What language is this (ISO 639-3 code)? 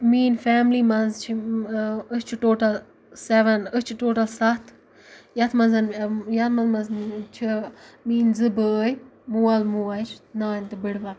kas